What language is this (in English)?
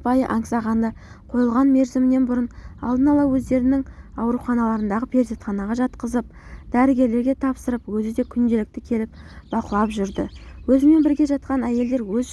Turkish